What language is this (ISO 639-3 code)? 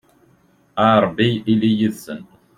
kab